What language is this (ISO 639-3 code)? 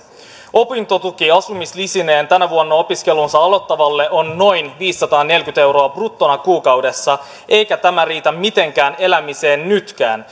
fin